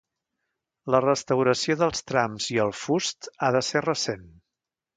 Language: Catalan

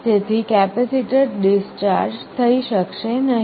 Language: Gujarati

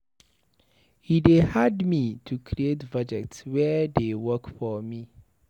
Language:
Nigerian Pidgin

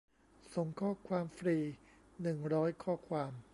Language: Thai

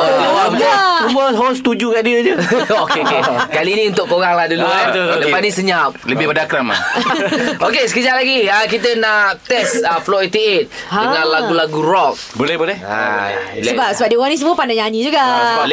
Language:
Malay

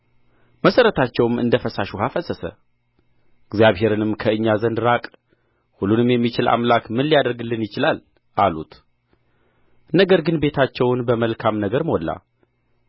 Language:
Amharic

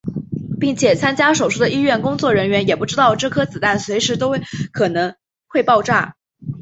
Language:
Chinese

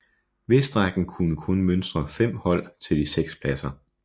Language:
Danish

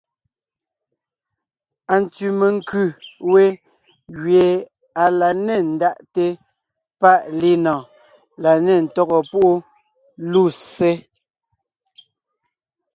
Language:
Ngiemboon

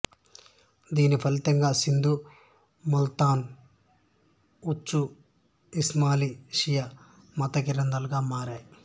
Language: Telugu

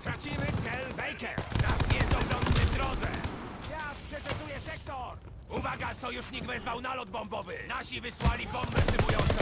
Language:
Polish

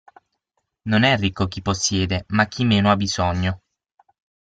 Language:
Italian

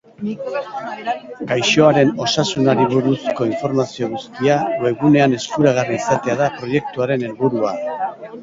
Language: Basque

